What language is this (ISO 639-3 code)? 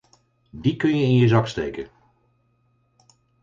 nld